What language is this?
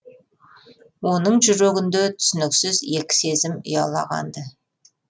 Kazakh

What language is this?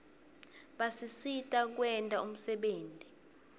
Swati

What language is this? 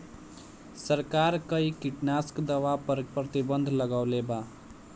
Bhojpuri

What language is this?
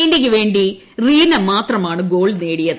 Malayalam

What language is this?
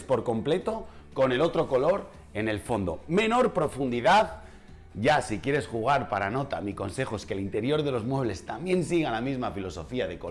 Spanish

